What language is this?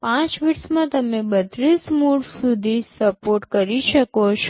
Gujarati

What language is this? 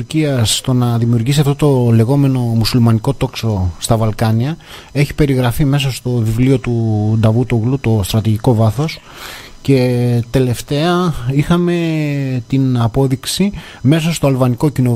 Greek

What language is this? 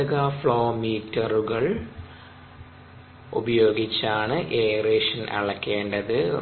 Malayalam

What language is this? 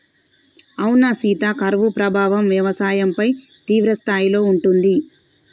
Telugu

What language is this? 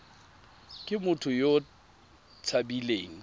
Tswana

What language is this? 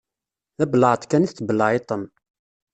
Kabyle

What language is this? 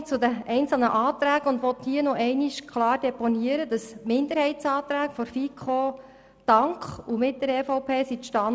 Swiss German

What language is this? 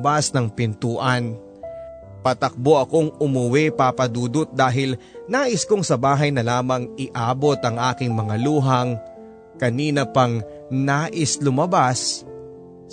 Filipino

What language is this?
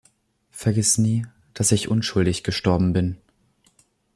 German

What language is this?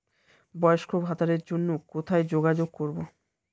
Bangla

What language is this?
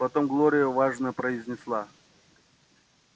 Russian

